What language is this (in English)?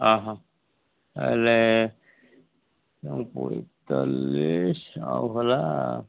Odia